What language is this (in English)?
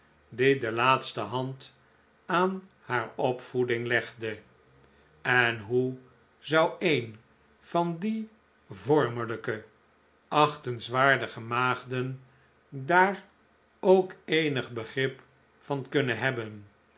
Dutch